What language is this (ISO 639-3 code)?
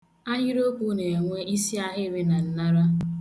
ibo